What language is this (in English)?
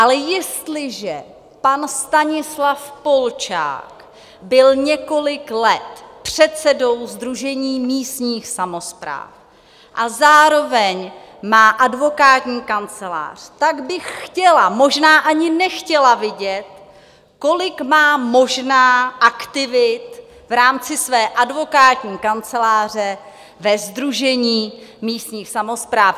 Czech